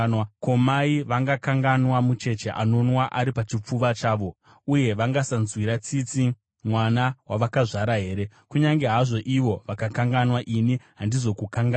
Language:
Shona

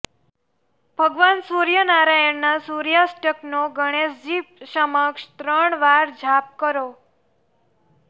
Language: Gujarati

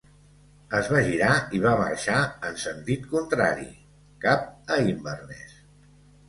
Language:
Catalan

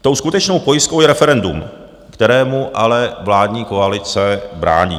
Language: Czech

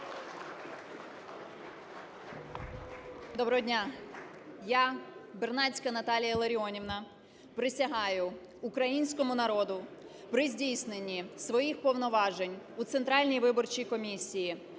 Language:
Ukrainian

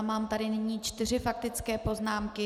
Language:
Czech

